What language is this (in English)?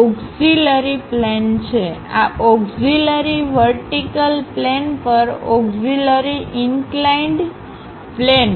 Gujarati